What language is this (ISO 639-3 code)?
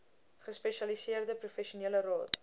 afr